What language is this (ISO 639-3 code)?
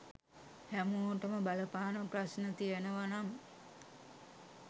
sin